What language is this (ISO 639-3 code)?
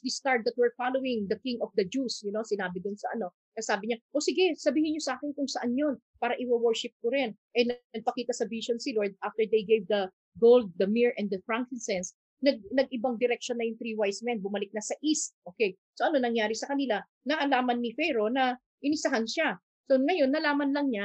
fil